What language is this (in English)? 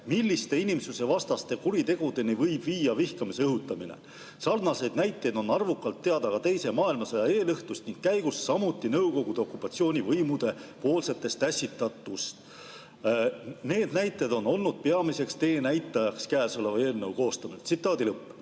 Estonian